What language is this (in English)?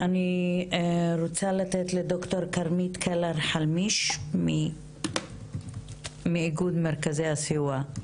Hebrew